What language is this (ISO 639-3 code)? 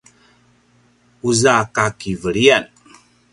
pwn